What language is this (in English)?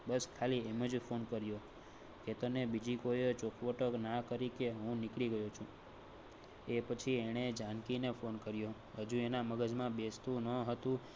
Gujarati